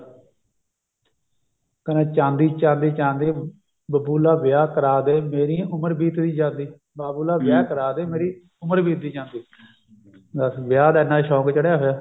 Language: Punjabi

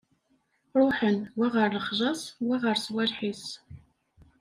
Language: Kabyle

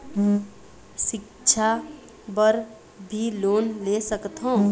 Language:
Chhattisgarhi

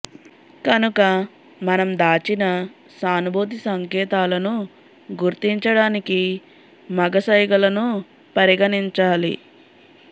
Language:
Telugu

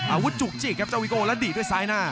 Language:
Thai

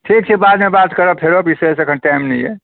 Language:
Maithili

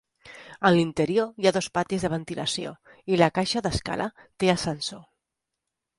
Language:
Catalan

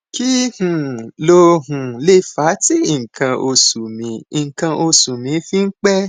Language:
Yoruba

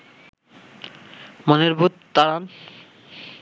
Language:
Bangla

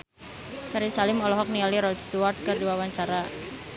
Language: Sundanese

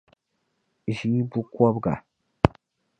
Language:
Dagbani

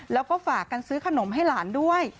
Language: Thai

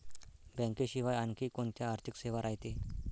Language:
Marathi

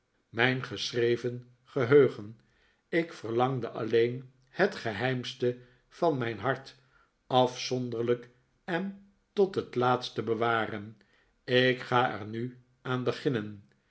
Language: Dutch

